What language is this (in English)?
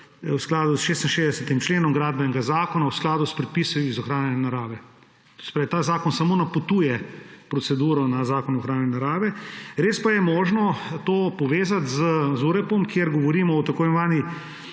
Slovenian